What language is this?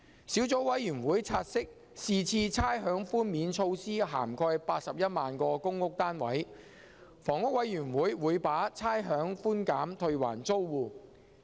Cantonese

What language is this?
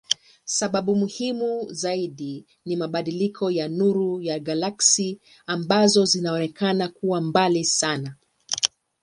Swahili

